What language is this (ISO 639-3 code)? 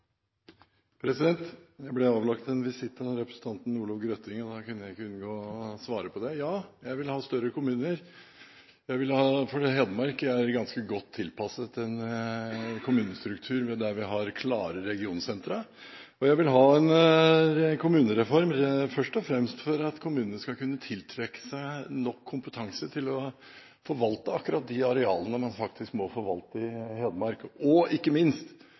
nor